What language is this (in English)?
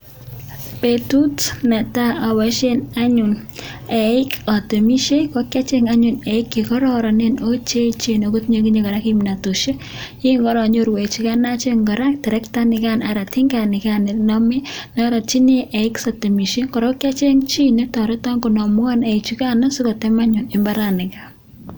Kalenjin